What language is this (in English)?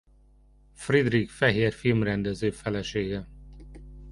Hungarian